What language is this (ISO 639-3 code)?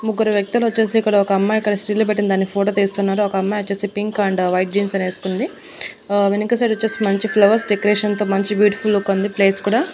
tel